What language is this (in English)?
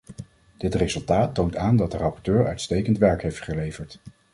Dutch